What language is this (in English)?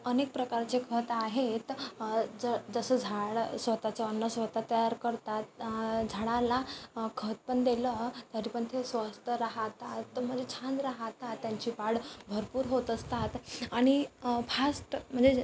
Marathi